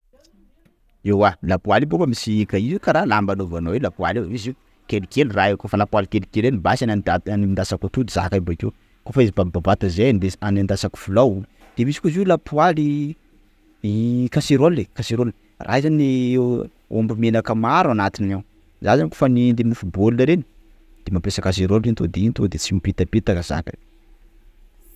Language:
Sakalava Malagasy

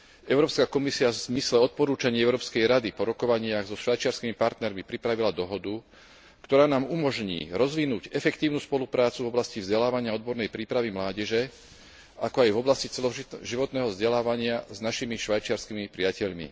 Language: Slovak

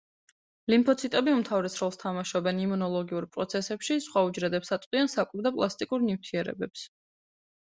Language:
Georgian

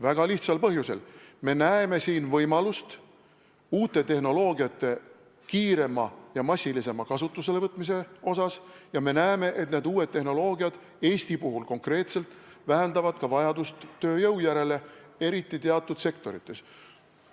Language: Estonian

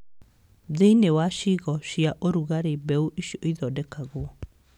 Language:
Kikuyu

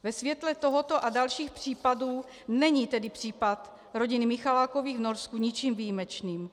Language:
Czech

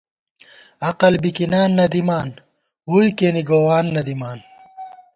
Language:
Gawar-Bati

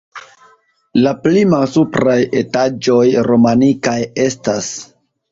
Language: Esperanto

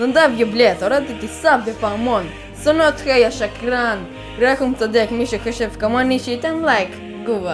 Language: Hebrew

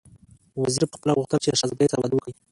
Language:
Pashto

